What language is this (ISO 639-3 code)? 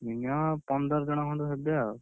ori